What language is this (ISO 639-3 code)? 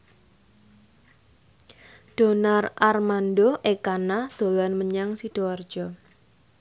jav